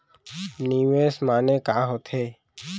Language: Chhattisgarhi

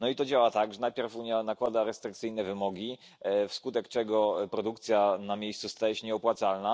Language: Polish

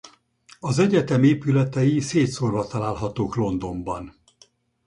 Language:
Hungarian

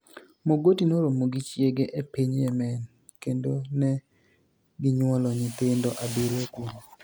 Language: Luo (Kenya and Tanzania)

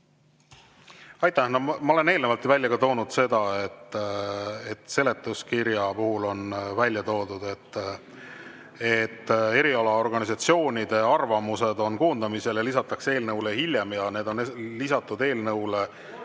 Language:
Estonian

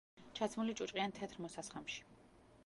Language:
Georgian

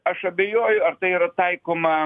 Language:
Lithuanian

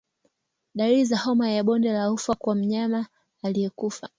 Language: Swahili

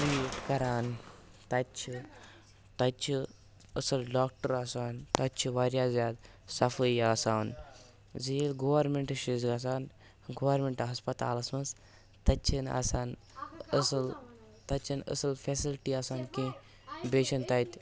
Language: Kashmiri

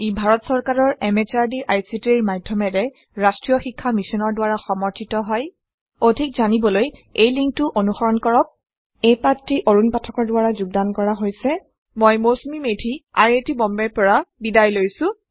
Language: Assamese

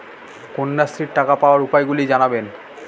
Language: Bangla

